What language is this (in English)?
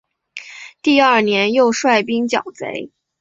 Chinese